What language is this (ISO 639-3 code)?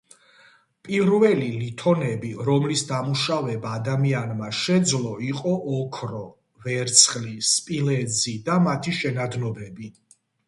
kat